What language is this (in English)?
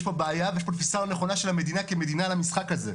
Hebrew